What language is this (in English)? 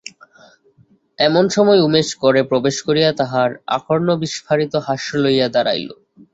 Bangla